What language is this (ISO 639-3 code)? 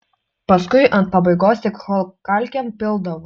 lit